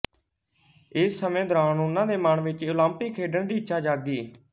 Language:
Punjabi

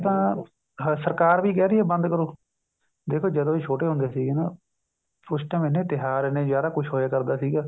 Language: Punjabi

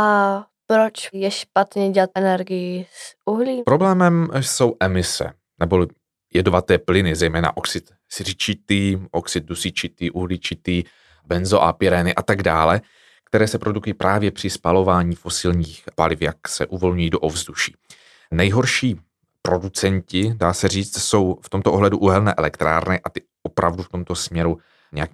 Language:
Czech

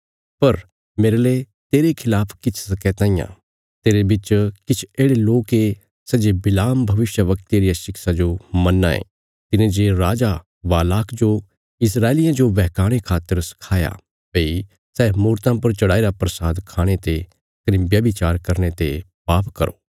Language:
Bilaspuri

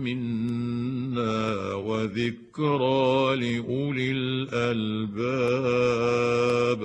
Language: Arabic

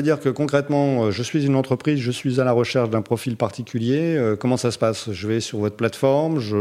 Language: French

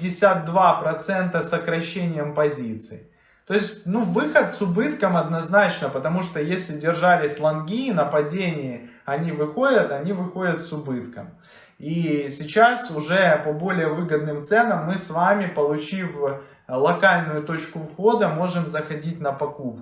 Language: Russian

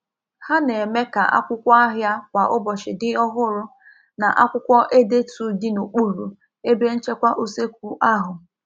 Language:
Igbo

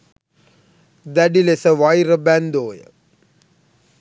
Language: Sinhala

